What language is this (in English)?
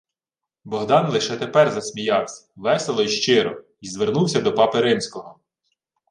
Ukrainian